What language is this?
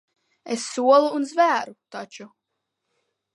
Latvian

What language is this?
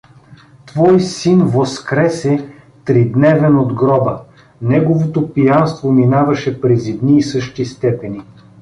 Bulgarian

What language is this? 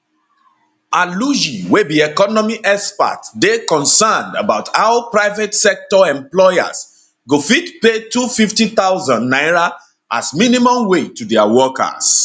Nigerian Pidgin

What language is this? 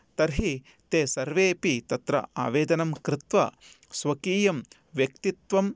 Sanskrit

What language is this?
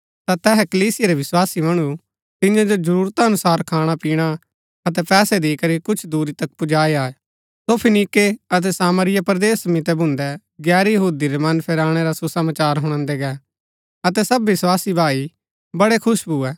Gaddi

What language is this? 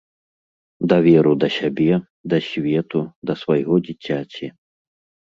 Belarusian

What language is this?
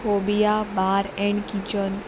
Konkani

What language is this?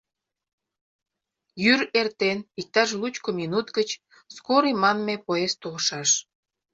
Mari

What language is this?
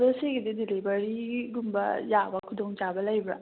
Manipuri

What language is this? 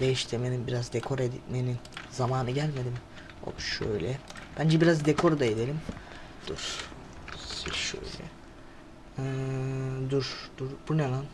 Turkish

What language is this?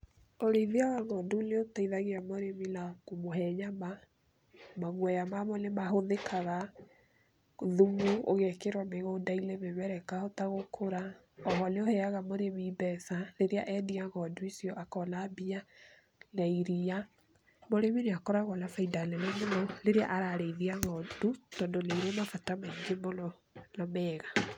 Kikuyu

